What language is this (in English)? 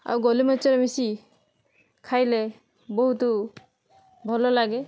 Odia